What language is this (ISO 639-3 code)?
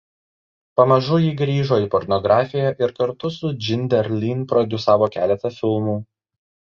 lit